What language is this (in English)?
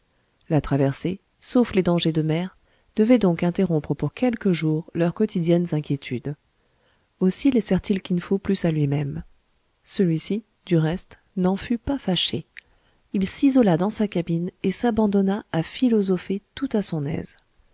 French